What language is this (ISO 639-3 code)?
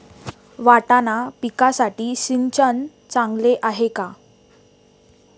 mar